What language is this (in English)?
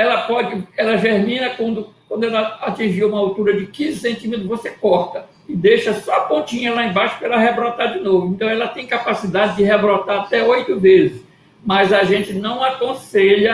Portuguese